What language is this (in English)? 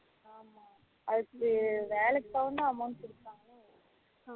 Tamil